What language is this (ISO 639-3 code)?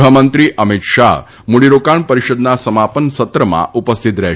guj